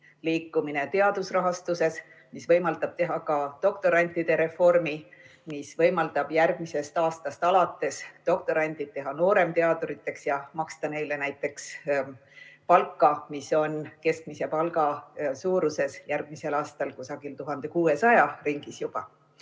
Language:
Estonian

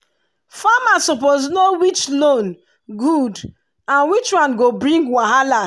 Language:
Nigerian Pidgin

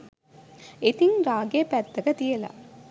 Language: Sinhala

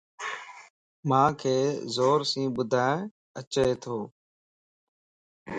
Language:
Lasi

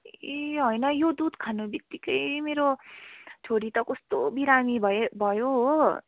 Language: Nepali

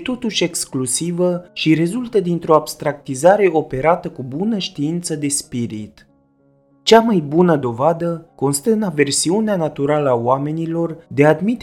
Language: Romanian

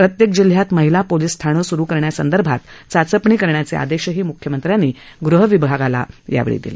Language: Marathi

